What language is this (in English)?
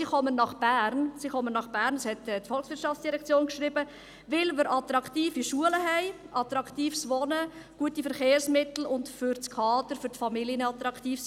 Swiss German